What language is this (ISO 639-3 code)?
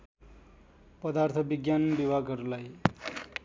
nep